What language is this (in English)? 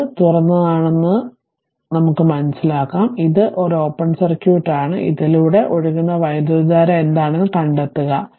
Malayalam